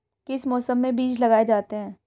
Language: Hindi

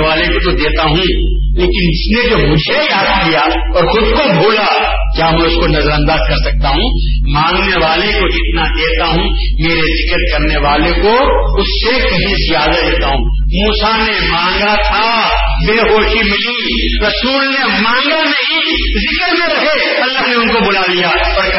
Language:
Urdu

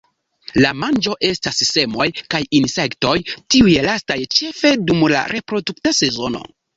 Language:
Esperanto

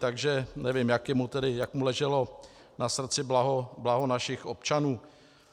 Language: Czech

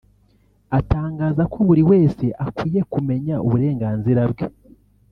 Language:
Kinyarwanda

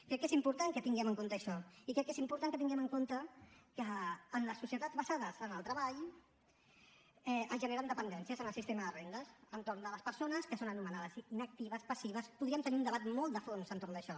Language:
Catalan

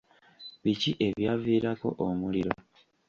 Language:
Ganda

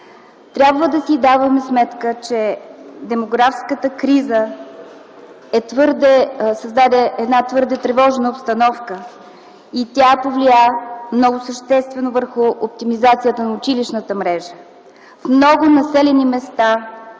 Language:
Bulgarian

